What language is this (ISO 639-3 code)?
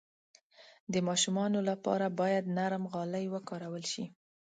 pus